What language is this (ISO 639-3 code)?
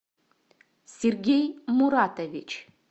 rus